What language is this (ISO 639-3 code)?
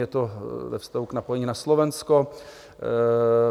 ces